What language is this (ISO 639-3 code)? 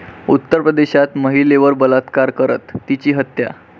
mar